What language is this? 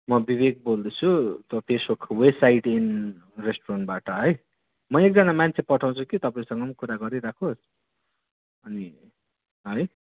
Nepali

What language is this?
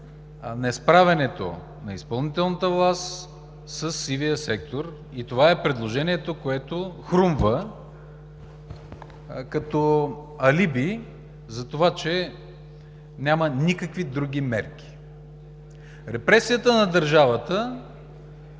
Bulgarian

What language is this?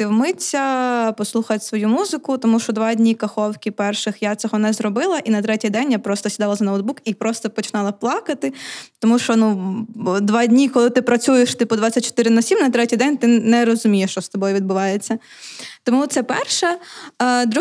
Ukrainian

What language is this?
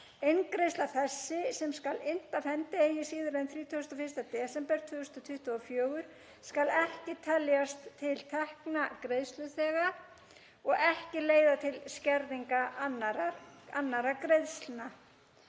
Icelandic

